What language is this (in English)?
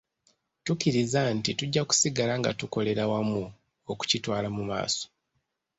Ganda